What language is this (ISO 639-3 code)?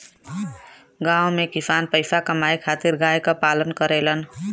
bho